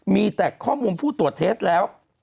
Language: Thai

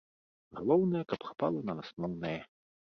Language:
Belarusian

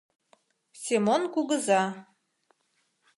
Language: Mari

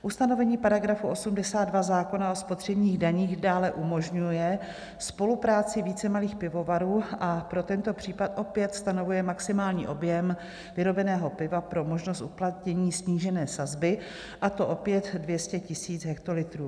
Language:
Czech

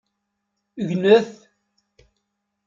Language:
Kabyle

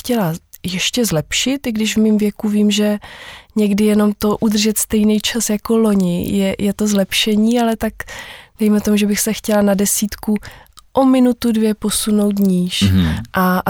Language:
Czech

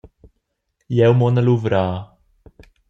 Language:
Romansh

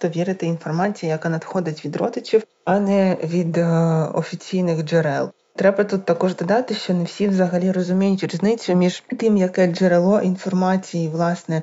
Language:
Ukrainian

